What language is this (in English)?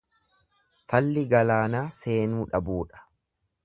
Oromo